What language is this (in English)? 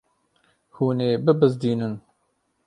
Kurdish